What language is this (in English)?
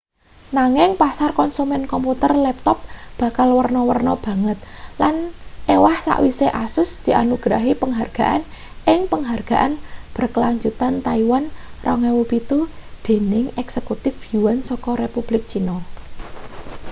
Javanese